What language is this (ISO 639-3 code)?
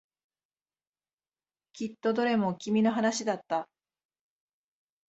jpn